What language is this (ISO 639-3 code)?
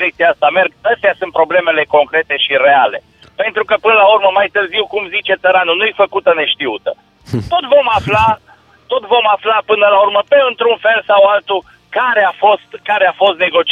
ron